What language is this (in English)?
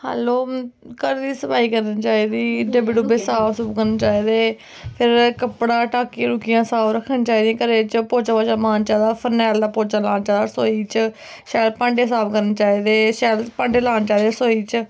Dogri